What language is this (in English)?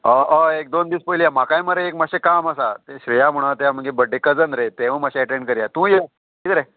Konkani